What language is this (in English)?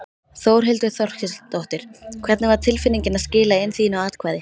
Icelandic